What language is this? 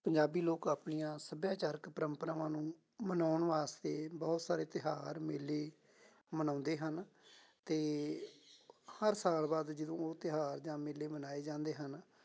Punjabi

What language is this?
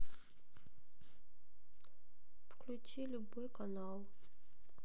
Russian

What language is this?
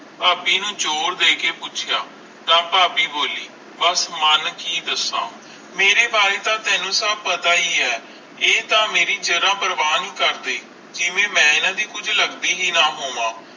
Punjabi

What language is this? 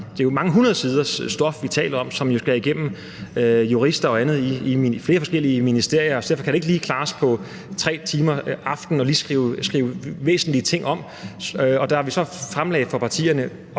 Danish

